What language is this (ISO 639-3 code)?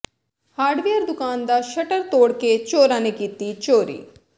pan